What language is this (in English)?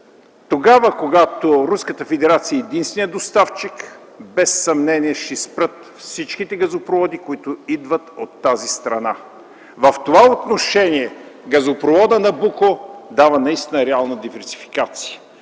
Bulgarian